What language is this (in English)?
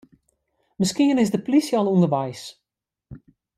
Western Frisian